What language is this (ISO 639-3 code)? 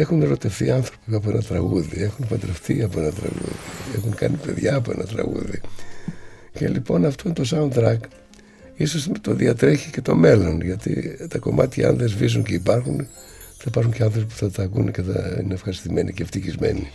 ell